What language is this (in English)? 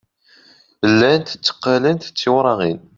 Kabyle